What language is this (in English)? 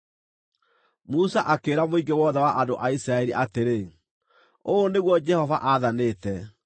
Kikuyu